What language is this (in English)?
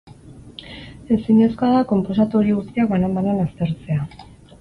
Basque